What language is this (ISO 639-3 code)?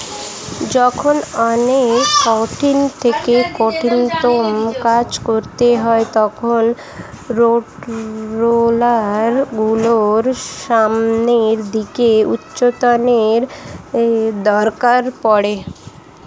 ben